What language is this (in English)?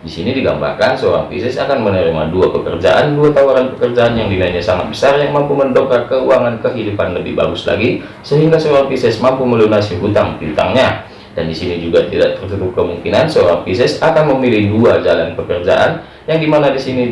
Indonesian